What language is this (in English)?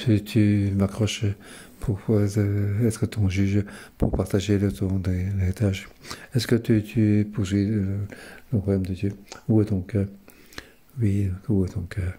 French